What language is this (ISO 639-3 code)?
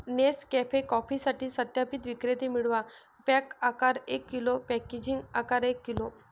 mar